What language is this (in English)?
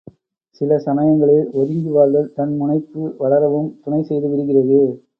Tamil